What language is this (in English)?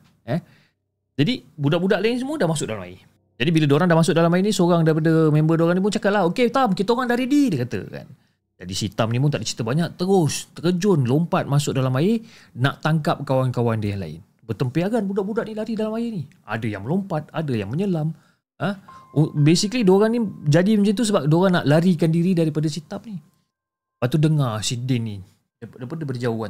Malay